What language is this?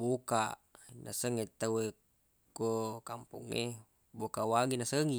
Buginese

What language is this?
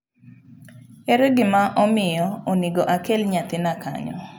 Luo (Kenya and Tanzania)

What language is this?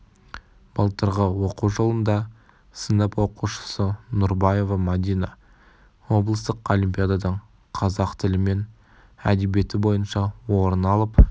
Kazakh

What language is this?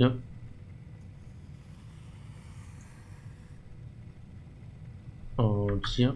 German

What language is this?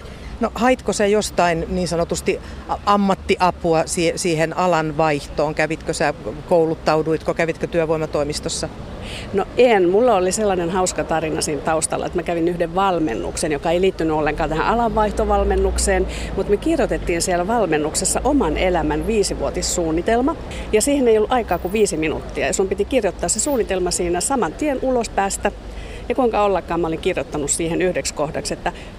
Finnish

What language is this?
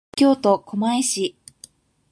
Japanese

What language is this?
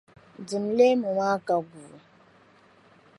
Dagbani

